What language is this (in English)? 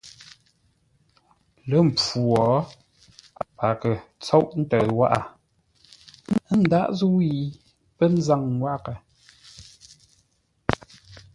Ngombale